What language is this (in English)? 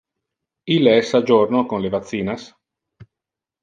Interlingua